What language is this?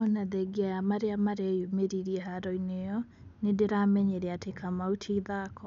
Kikuyu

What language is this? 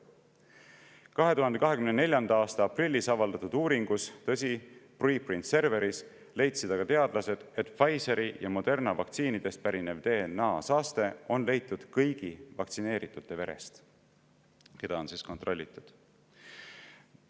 Estonian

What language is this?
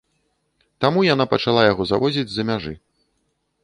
Belarusian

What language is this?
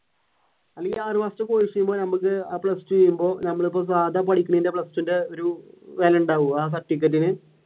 Malayalam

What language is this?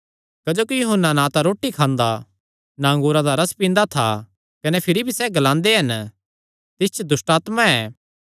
Kangri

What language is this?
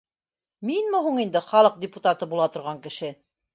Bashkir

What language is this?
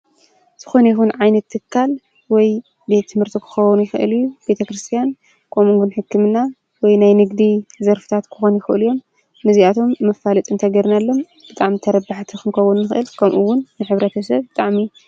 Tigrinya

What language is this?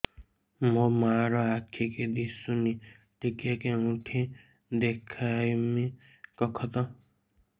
Odia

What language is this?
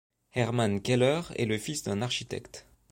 French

